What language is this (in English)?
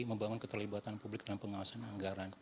Indonesian